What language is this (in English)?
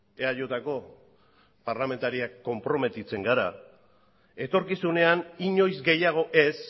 Basque